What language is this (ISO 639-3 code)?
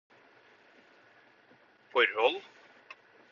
nob